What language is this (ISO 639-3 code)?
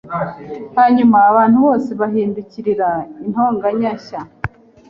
kin